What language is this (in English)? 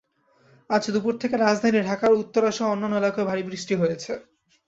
Bangla